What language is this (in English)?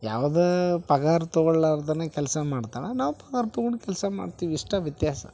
Kannada